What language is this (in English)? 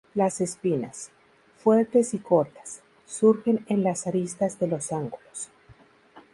Spanish